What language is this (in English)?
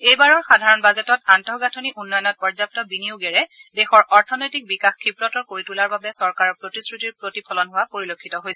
Assamese